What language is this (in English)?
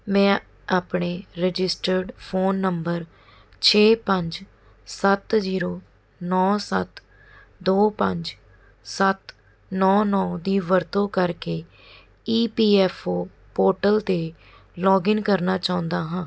Punjabi